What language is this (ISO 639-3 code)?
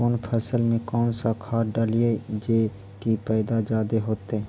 mag